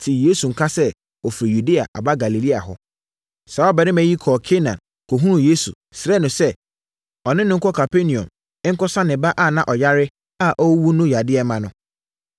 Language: Akan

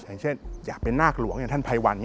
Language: Thai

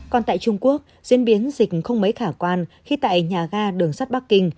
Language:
Vietnamese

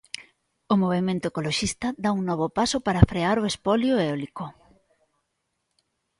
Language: Galician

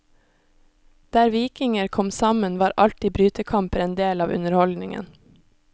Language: Norwegian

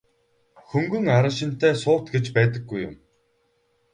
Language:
Mongolian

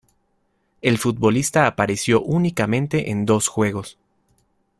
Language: Spanish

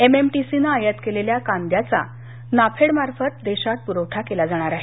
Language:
Marathi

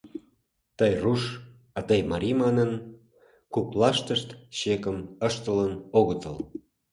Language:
Mari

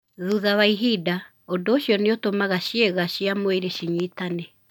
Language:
Kikuyu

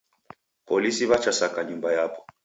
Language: Taita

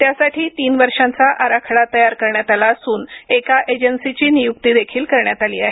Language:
Marathi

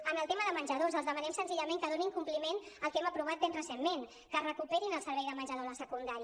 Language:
Catalan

